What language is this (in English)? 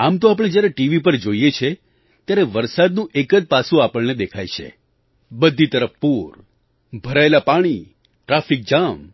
Gujarati